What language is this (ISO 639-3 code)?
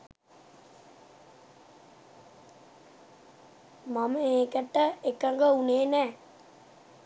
sin